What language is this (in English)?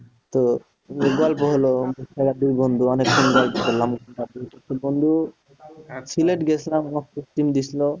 Bangla